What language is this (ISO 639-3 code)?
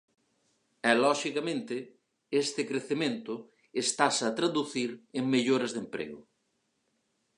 glg